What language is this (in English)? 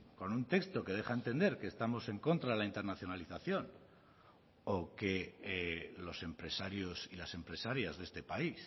Spanish